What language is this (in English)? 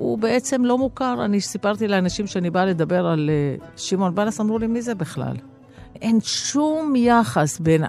Hebrew